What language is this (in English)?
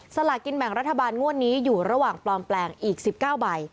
Thai